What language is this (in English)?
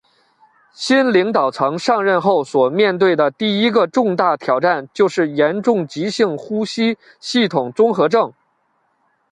Chinese